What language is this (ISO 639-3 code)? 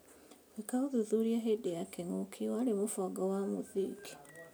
kik